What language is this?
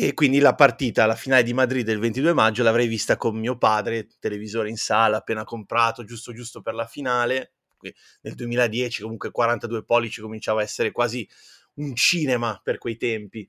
Italian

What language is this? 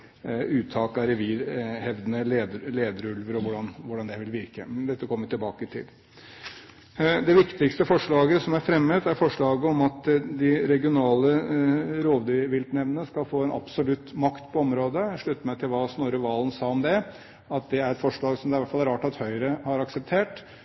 Norwegian Bokmål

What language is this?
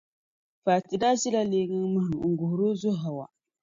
Dagbani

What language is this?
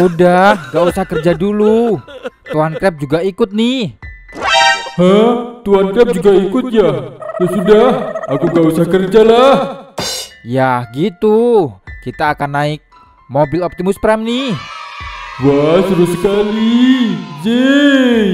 Indonesian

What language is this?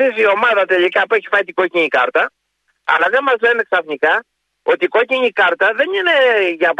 Greek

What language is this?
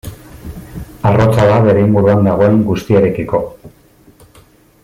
Basque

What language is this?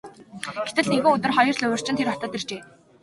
Mongolian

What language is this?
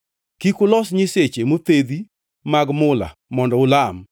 Luo (Kenya and Tanzania)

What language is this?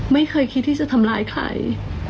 Thai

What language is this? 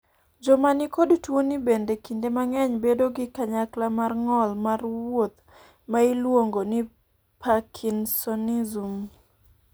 Luo (Kenya and Tanzania)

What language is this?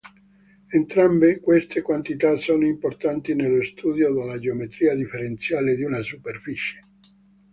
Italian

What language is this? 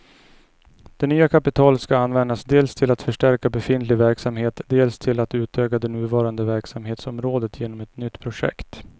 Swedish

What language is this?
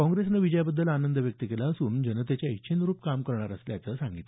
Marathi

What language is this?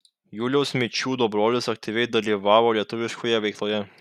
Lithuanian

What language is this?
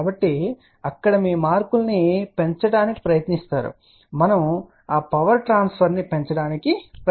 Telugu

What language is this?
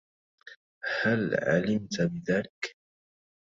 Arabic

